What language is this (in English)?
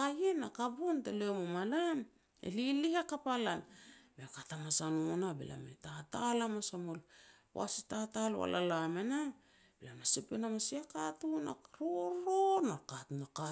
Petats